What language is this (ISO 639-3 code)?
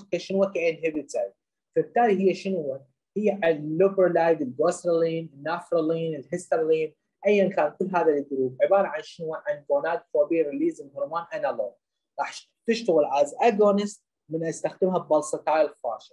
ara